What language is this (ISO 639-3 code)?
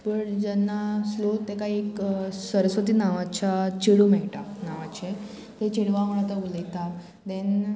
kok